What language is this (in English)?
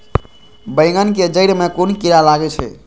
Maithili